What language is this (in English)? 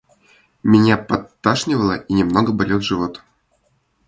Russian